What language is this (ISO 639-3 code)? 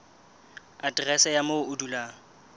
sot